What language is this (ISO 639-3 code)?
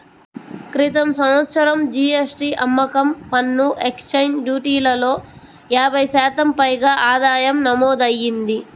tel